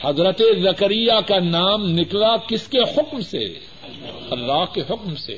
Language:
Urdu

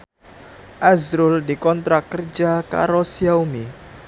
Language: Javanese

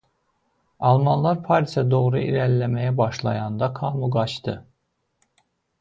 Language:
Azerbaijani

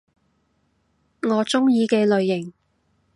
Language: Cantonese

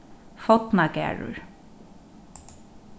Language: Faroese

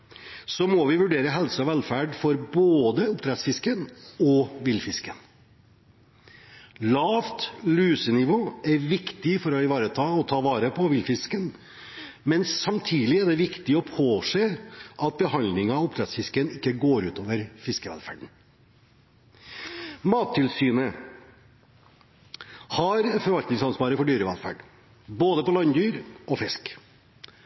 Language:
Norwegian Bokmål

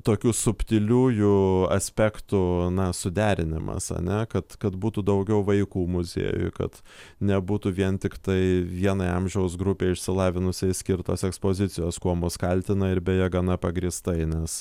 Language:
Lithuanian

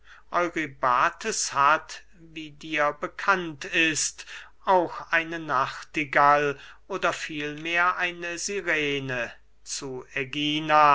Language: German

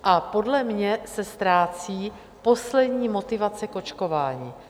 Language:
Czech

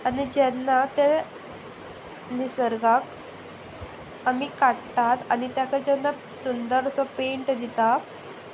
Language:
Konkani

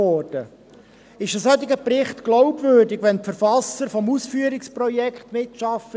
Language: Swiss German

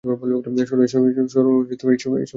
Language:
Bangla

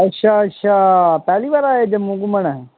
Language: Dogri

